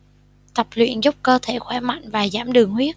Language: Vietnamese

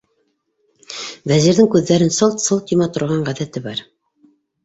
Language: Bashkir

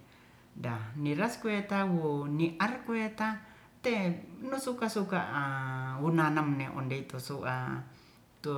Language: Ratahan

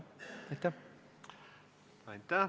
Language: Estonian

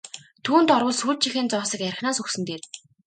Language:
Mongolian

